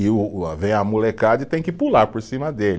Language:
Portuguese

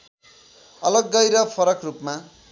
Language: Nepali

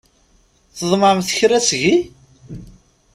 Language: Kabyle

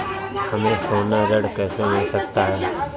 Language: Hindi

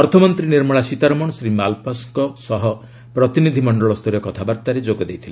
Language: Odia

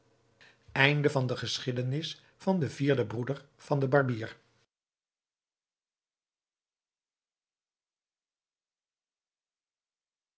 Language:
Dutch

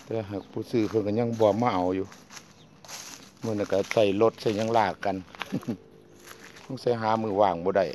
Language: Thai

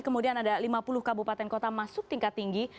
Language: Indonesian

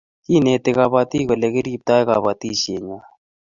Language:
Kalenjin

